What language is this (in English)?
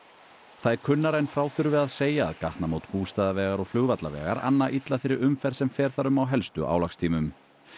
Icelandic